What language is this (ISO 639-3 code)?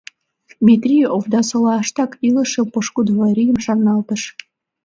chm